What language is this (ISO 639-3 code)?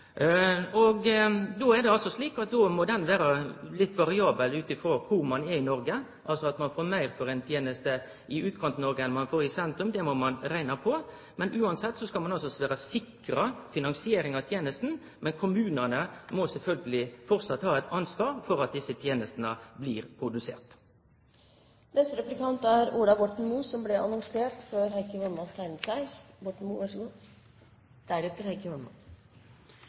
nno